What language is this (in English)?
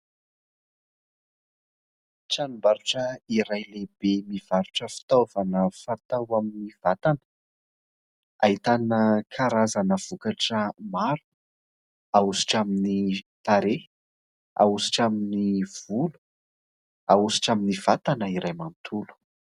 Malagasy